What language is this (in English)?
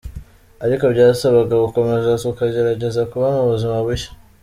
Kinyarwanda